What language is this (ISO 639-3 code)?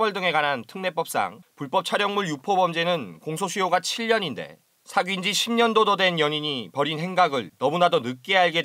kor